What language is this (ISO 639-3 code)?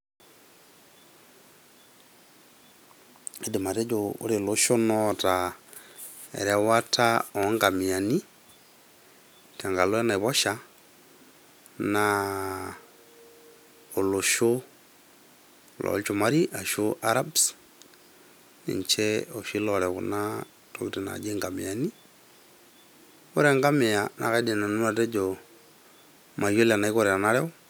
mas